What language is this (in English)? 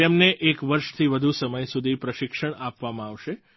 Gujarati